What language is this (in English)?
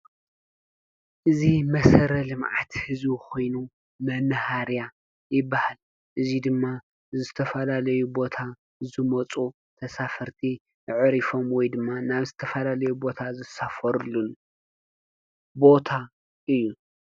Tigrinya